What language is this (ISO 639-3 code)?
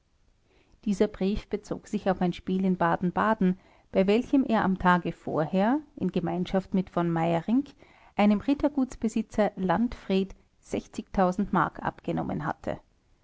deu